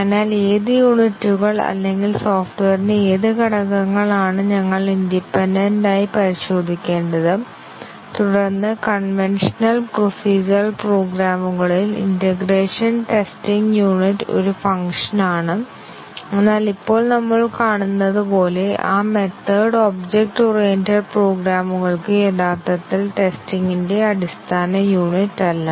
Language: Malayalam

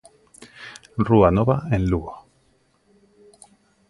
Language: Galician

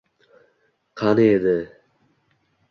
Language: Uzbek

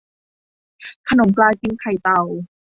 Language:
Thai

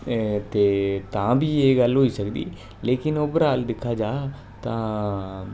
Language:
Dogri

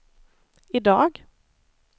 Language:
Swedish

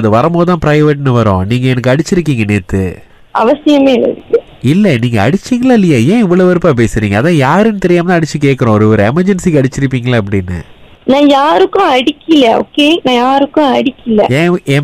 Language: Tamil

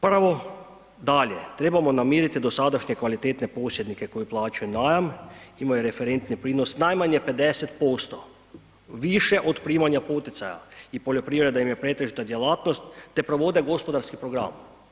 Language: Croatian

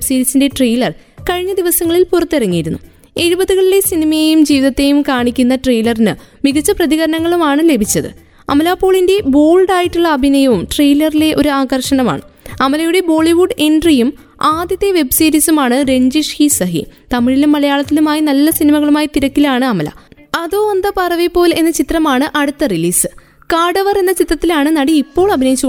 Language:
Malayalam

